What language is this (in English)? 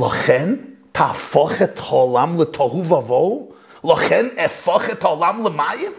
Hebrew